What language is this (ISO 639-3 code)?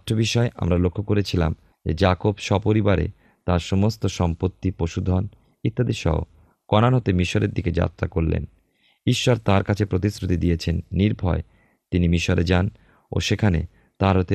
ben